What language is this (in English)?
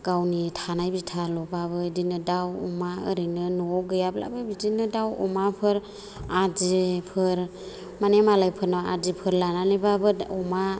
Bodo